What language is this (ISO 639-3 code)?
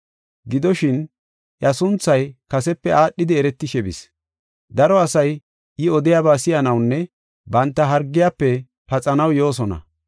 gof